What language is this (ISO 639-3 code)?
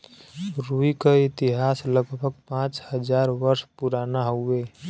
bho